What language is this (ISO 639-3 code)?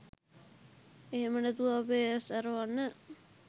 sin